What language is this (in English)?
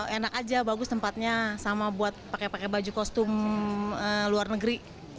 Indonesian